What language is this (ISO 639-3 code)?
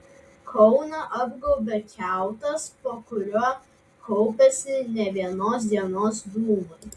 lit